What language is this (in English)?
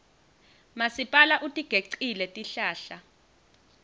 Swati